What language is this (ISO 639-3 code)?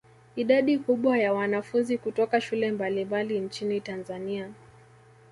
swa